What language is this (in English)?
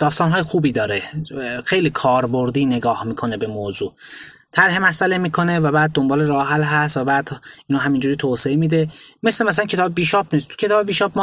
Persian